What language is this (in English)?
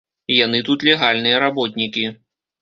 Belarusian